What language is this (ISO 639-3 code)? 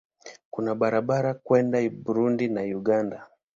swa